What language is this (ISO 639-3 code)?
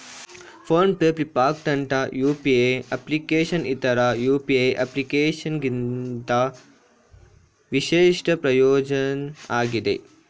kan